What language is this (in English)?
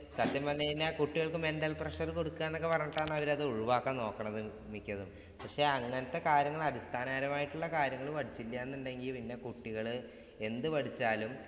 Malayalam